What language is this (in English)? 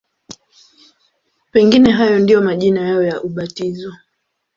Swahili